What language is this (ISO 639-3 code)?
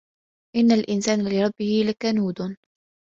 ara